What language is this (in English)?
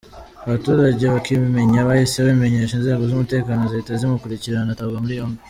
Kinyarwanda